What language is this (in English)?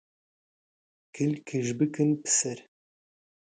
Central Kurdish